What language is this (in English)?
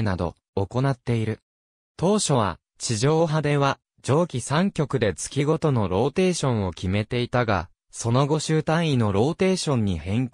Japanese